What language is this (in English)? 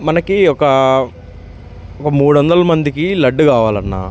Telugu